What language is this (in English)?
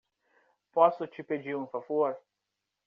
Portuguese